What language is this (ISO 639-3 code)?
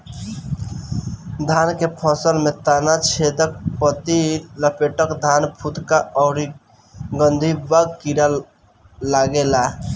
bho